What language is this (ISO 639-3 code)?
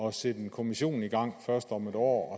dan